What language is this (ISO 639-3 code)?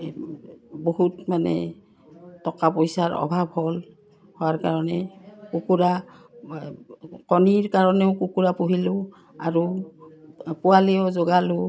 asm